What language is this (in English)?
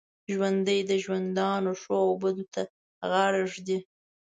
Pashto